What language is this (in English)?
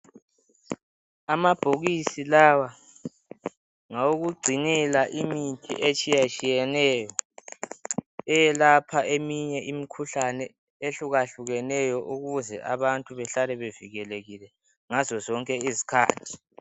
North Ndebele